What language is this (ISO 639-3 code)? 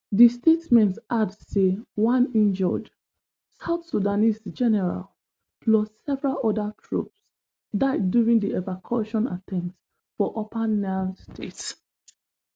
pcm